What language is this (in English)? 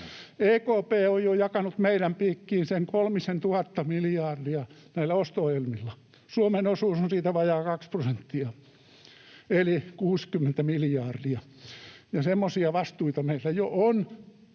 Finnish